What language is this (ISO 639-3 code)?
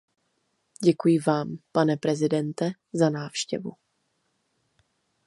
ces